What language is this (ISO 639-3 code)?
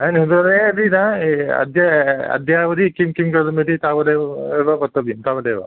san